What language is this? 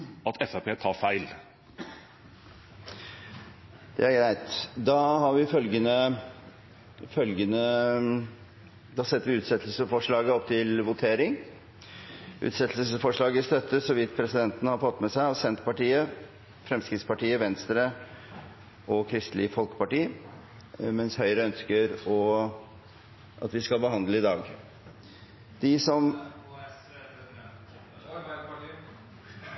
Norwegian Bokmål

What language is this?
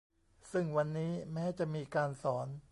Thai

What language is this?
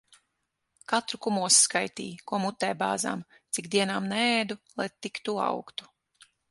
Latvian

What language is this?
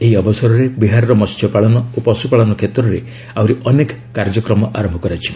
Odia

